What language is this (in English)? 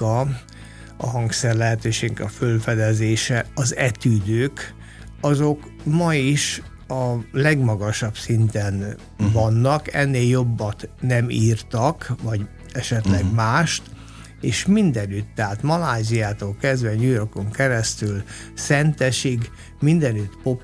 Hungarian